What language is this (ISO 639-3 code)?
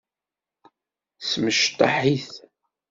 kab